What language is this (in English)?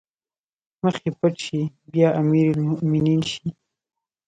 Pashto